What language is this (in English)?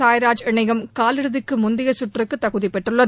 Tamil